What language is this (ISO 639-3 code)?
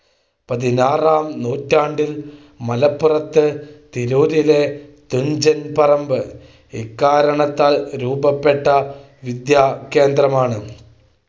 mal